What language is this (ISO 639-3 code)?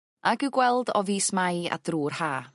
cym